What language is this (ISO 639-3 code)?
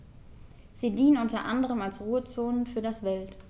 deu